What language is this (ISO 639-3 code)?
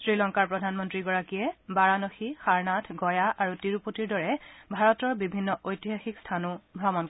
asm